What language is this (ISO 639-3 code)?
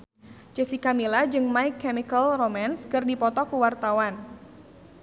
sun